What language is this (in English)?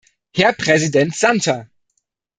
German